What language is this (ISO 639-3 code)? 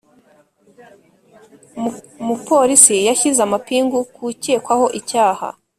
kin